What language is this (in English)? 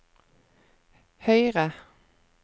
Norwegian